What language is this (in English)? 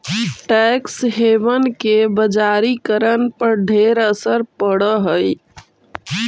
Magahi